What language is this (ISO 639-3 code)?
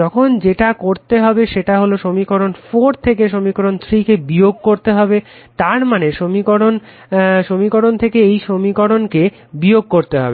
ben